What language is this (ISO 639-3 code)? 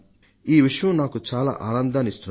tel